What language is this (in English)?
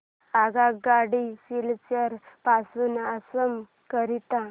Marathi